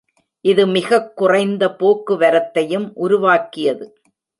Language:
Tamil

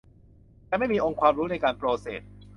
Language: Thai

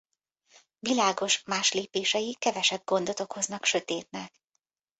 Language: Hungarian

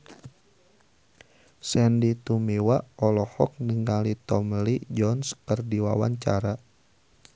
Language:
Sundanese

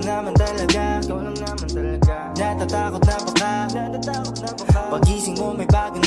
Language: Korean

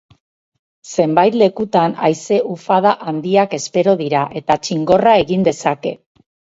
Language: Basque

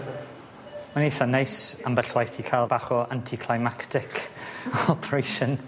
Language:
Welsh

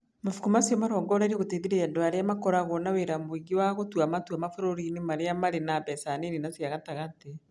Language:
Kikuyu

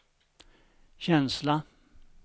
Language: Swedish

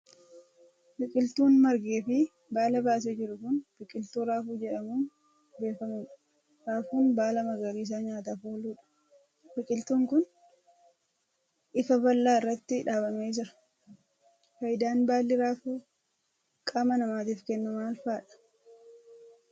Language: Oromo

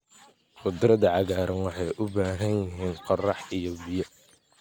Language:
Somali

